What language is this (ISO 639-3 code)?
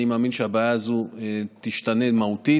heb